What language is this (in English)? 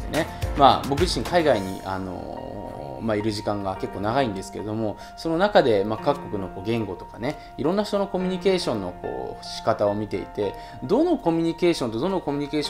Japanese